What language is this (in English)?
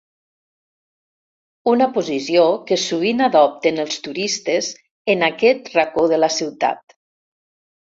Catalan